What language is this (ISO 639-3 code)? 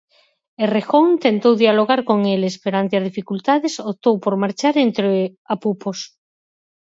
glg